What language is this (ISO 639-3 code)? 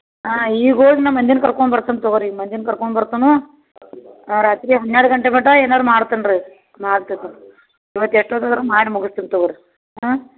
kan